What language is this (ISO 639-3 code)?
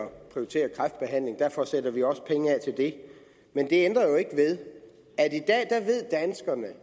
dan